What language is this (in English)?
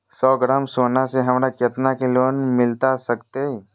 Magahi